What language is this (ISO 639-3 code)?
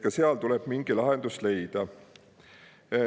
est